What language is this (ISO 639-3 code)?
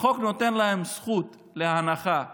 heb